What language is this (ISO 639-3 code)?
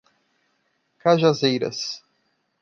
por